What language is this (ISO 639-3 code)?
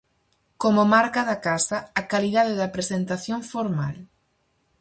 glg